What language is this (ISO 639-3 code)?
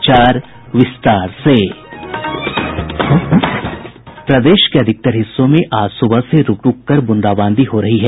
hin